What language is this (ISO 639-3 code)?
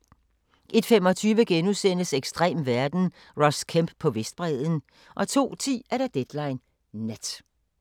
dan